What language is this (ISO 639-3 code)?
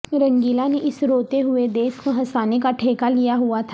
urd